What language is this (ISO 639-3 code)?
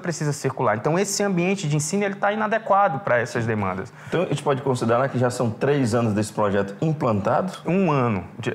por